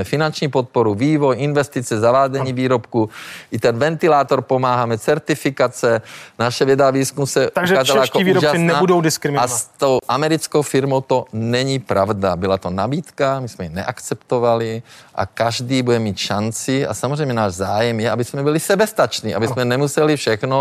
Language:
Czech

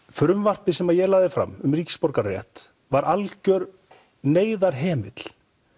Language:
Icelandic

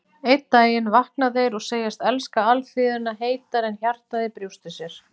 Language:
Icelandic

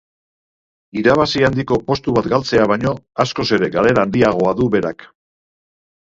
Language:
Basque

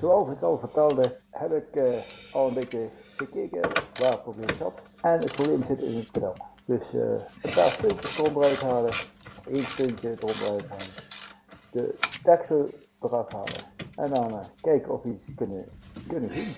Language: Dutch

